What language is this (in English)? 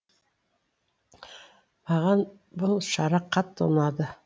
Kazakh